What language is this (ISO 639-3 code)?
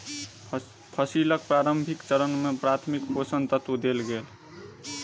mai